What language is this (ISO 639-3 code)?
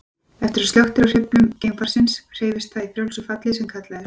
isl